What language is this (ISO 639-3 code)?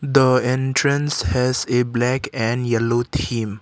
eng